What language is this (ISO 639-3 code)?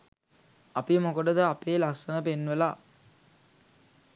sin